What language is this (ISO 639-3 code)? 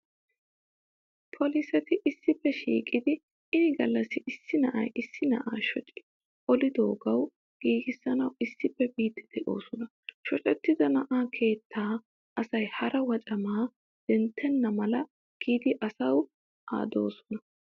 wal